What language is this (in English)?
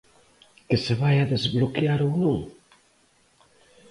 Galician